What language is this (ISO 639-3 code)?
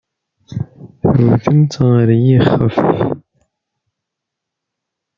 kab